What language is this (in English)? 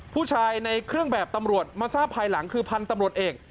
Thai